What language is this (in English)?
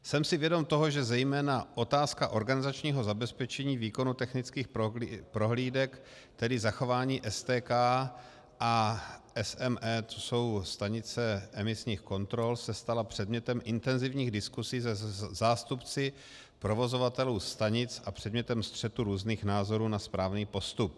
Czech